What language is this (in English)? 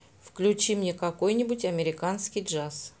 Russian